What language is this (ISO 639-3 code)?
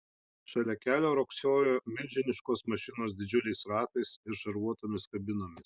lit